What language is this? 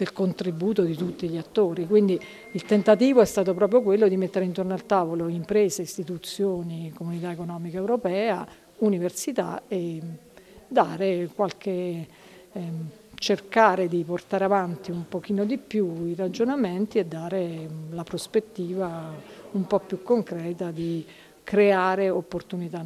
Italian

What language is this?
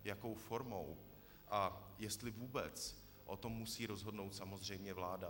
Czech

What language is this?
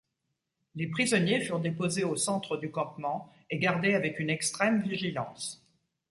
French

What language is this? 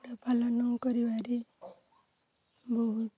Odia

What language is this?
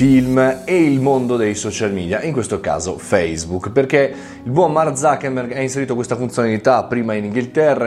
Italian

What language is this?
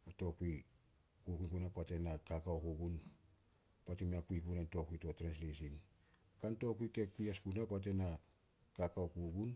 Solos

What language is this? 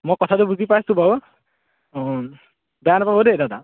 Assamese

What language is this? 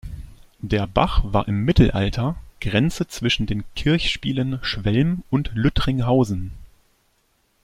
German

